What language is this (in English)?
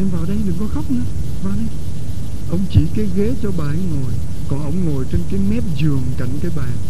Vietnamese